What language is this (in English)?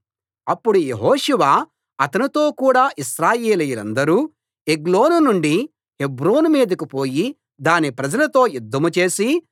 Telugu